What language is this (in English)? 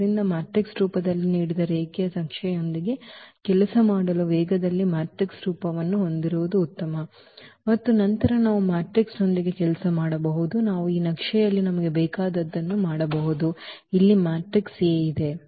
Kannada